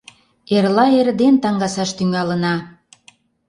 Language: Mari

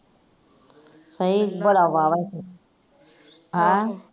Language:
Punjabi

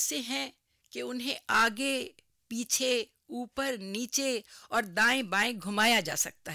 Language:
Urdu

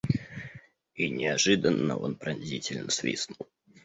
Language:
Russian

